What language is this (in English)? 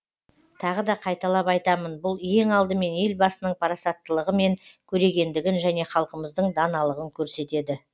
Kazakh